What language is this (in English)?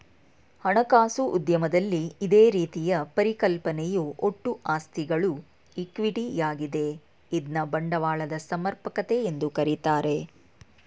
Kannada